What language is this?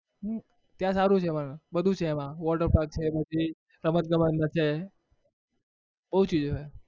Gujarati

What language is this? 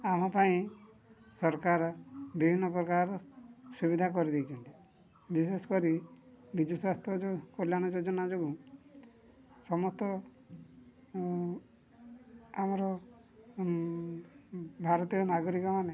Odia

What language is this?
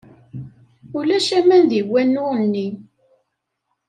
Kabyle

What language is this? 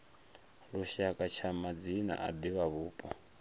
Venda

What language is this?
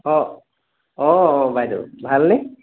Assamese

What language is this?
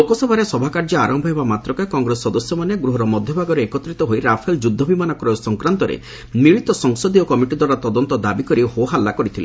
Odia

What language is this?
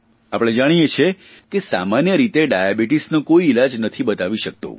Gujarati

